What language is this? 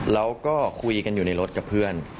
Thai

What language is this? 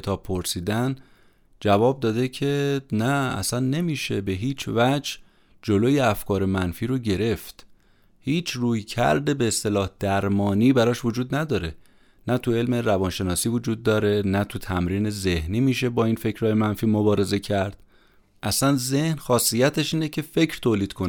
Persian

